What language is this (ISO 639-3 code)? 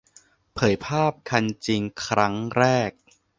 tha